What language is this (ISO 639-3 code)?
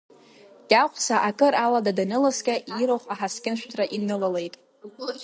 abk